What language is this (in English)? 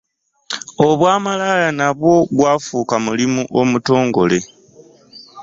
Ganda